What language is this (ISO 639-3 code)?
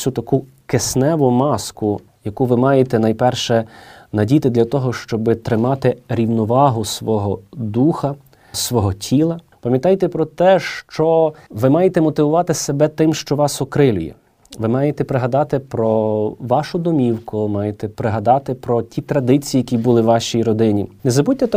ukr